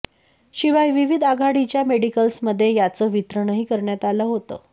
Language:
Marathi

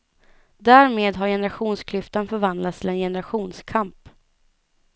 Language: Swedish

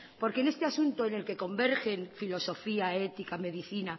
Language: Spanish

